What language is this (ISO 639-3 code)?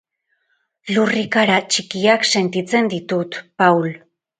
eus